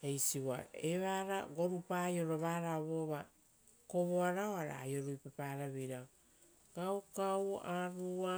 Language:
Rotokas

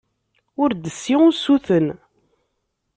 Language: Kabyle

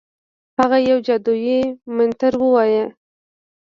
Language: Pashto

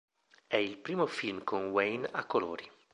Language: Italian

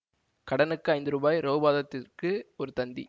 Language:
Tamil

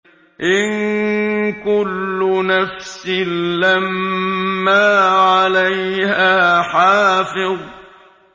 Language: Arabic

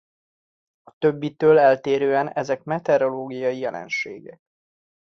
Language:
Hungarian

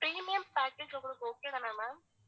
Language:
Tamil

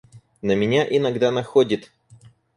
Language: Russian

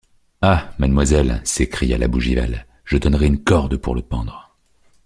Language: French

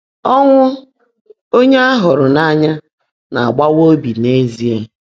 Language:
Igbo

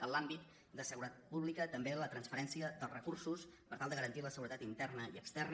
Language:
Catalan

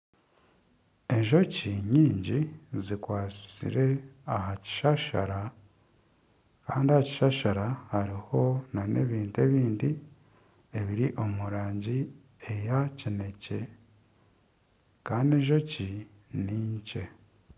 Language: Nyankole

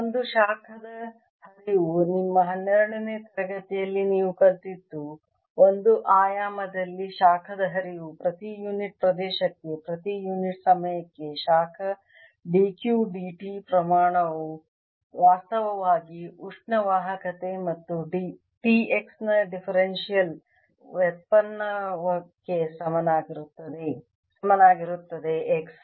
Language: Kannada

